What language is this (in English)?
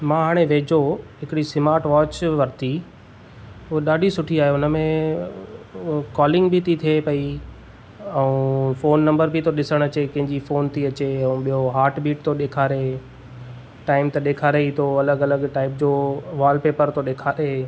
Sindhi